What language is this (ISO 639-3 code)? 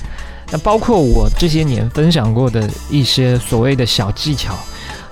zho